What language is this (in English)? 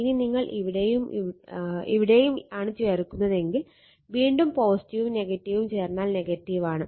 Malayalam